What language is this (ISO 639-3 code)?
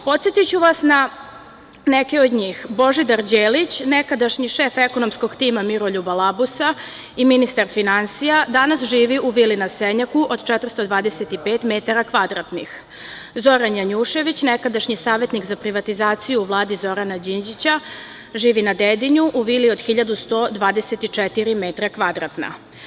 srp